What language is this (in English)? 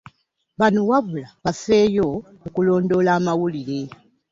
Ganda